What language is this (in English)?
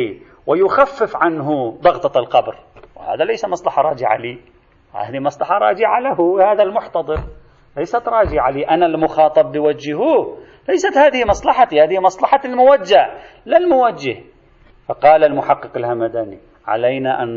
Arabic